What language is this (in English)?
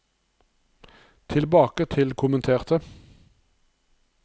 Norwegian